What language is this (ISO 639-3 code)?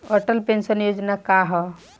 bho